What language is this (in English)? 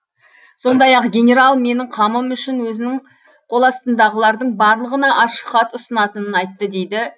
Kazakh